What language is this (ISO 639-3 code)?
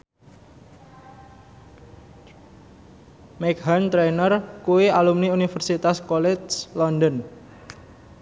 jav